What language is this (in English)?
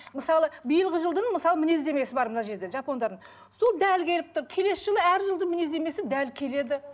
Kazakh